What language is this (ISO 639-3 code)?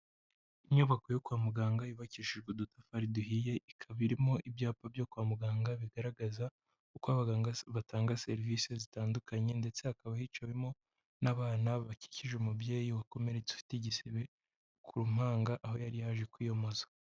kin